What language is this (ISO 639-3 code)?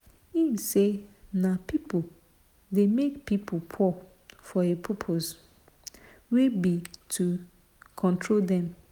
pcm